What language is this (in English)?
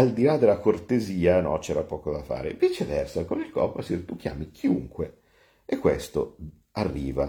Italian